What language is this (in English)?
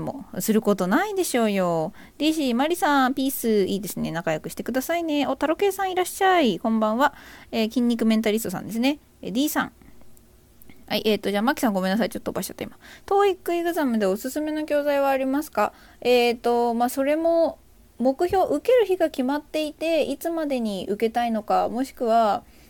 Japanese